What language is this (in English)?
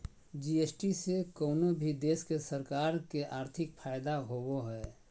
Magahi